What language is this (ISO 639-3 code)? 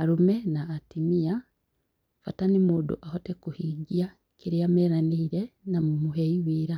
kik